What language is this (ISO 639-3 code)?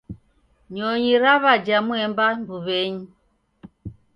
dav